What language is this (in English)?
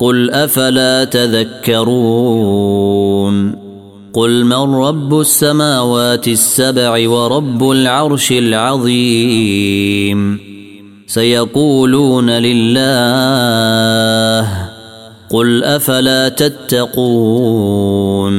Arabic